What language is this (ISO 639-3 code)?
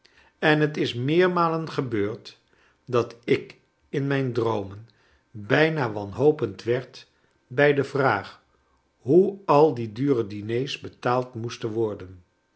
nld